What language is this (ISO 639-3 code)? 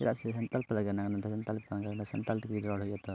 sat